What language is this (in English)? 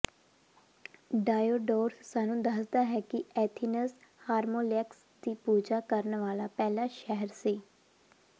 Punjabi